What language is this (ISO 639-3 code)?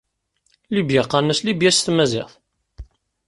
kab